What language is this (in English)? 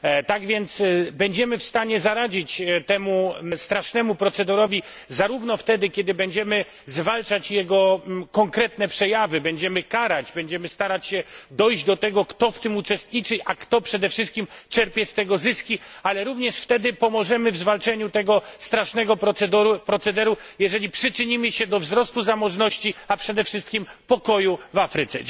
Polish